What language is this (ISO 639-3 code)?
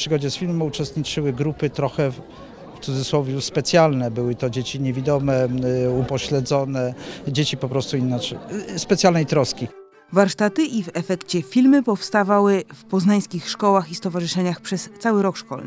pol